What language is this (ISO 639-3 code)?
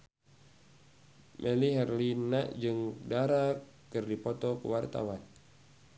sun